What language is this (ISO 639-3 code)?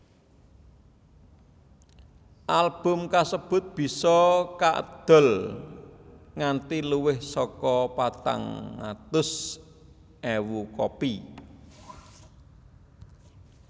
jav